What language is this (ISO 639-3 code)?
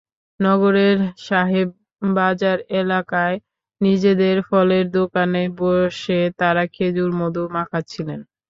ben